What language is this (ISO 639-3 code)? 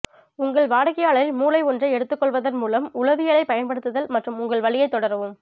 tam